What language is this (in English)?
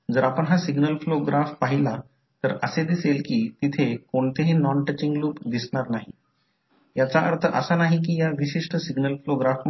Marathi